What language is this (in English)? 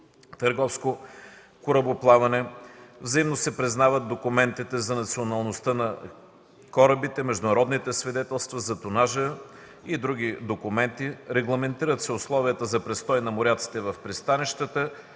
Bulgarian